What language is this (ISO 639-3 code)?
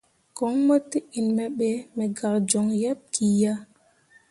mua